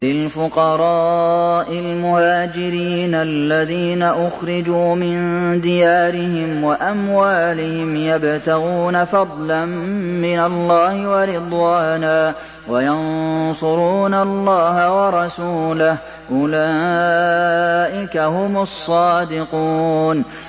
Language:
Arabic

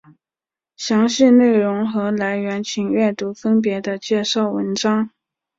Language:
Chinese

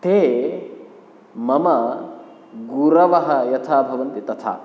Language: Sanskrit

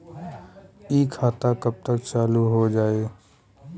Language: Bhojpuri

